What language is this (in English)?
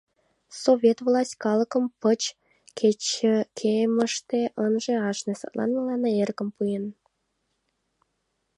Mari